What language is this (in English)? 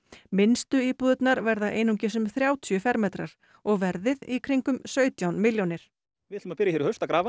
Icelandic